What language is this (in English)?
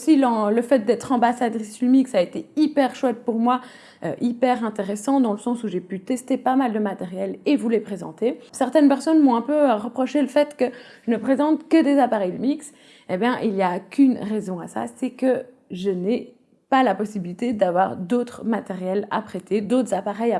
French